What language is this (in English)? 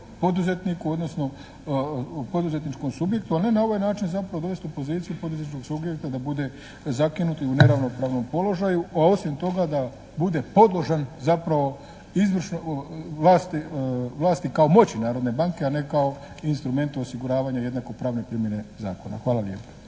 Croatian